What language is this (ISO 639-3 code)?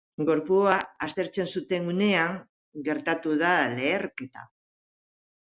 eus